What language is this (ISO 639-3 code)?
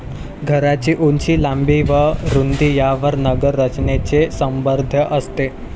mar